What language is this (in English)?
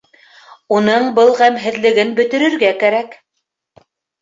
Bashkir